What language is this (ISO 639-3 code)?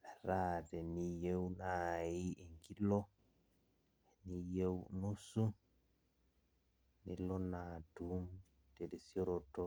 mas